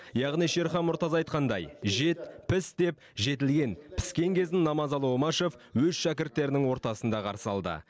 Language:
Kazakh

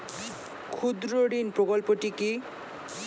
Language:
Bangla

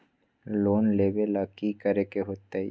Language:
Magahi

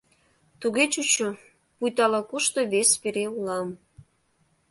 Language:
Mari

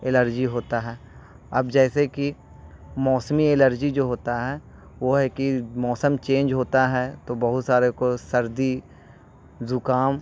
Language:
Urdu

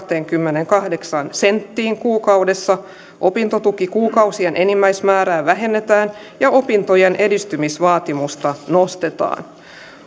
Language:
Finnish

